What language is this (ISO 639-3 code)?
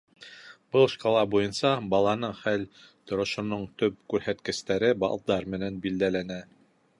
bak